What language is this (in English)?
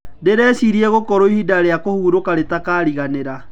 Kikuyu